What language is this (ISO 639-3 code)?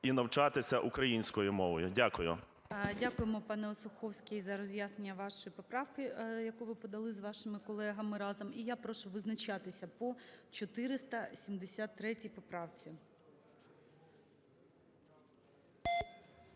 ukr